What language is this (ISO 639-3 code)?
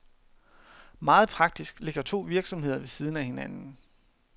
dan